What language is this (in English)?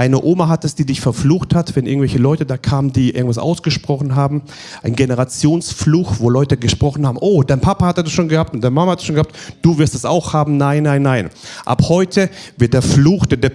German